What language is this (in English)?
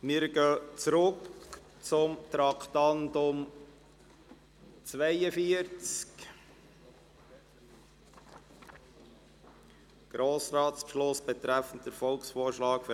Swiss German